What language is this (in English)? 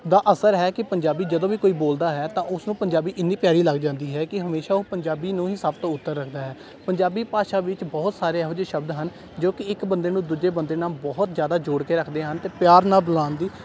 Punjabi